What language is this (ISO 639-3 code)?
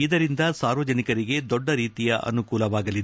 kan